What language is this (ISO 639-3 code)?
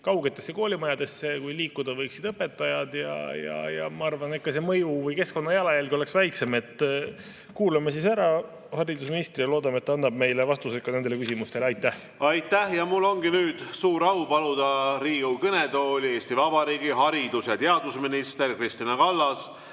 est